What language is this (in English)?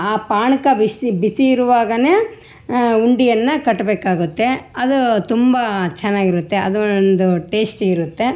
Kannada